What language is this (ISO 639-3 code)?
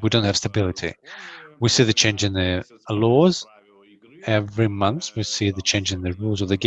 eng